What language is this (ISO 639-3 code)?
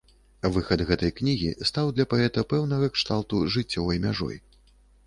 bel